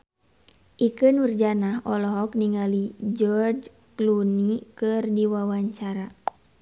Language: Sundanese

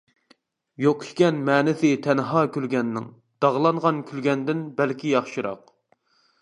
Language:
Uyghur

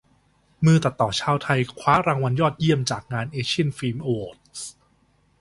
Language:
Thai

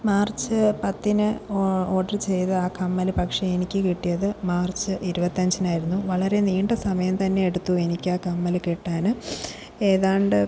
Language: Malayalam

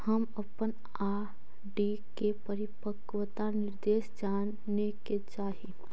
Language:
Magahi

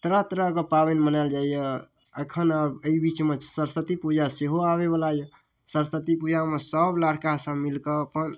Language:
Maithili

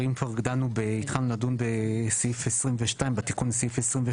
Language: Hebrew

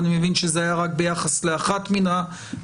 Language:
Hebrew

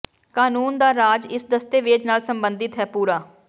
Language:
Punjabi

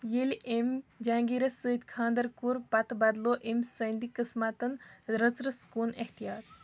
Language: Kashmiri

